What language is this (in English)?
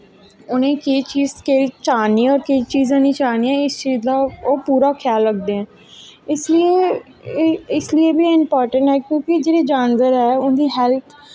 Dogri